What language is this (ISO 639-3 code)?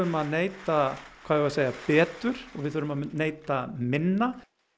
isl